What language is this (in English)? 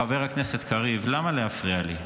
Hebrew